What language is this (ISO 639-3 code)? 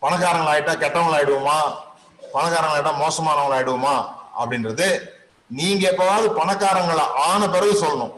tam